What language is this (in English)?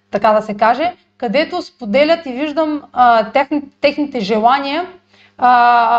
Bulgarian